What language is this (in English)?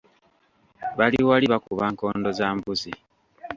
Ganda